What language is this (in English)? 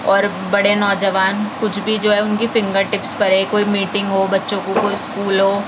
Urdu